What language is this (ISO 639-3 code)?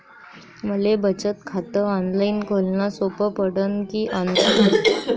mar